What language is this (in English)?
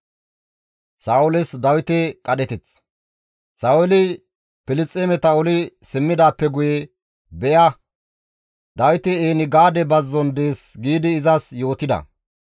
Gamo